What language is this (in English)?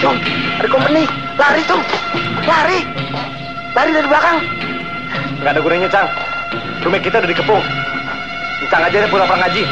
Indonesian